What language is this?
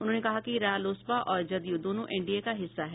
Hindi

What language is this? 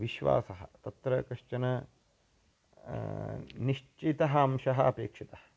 Sanskrit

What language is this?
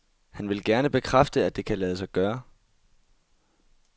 Danish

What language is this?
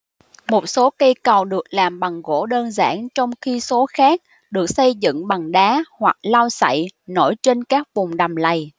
Vietnamese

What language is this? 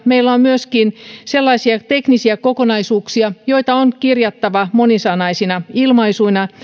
Finnish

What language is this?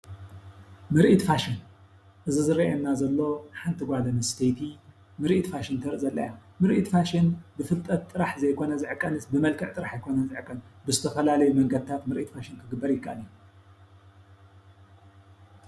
Tigrinya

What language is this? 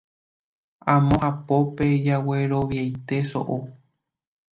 Guarani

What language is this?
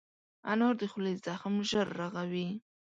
Pashto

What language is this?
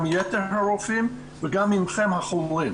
Hebrew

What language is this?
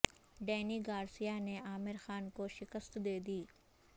Urdu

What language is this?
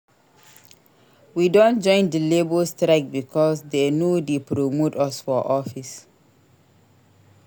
Nigerian Pidgin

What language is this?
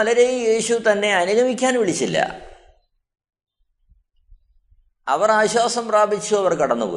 Malayalam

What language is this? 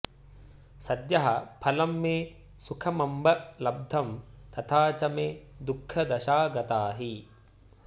Sanskrit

